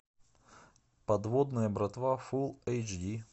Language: Russian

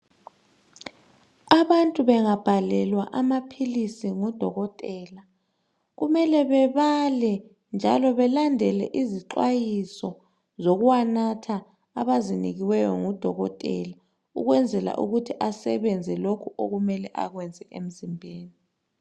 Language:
North Ndebele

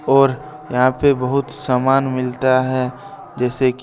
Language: Hindi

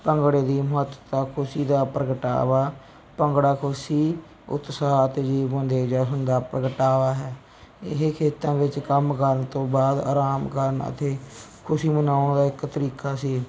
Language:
Punjabi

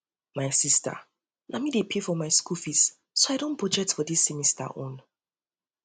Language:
Nigerian Pidgin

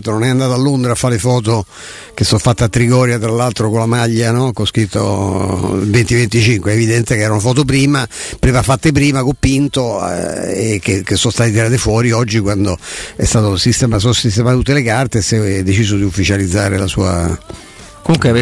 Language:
Italian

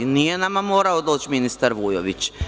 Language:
Serbian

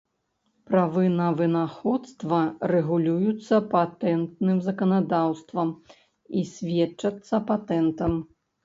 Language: Belarusian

